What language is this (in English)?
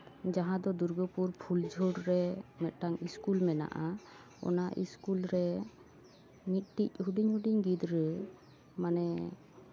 Santali